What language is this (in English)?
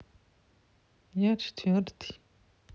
Russian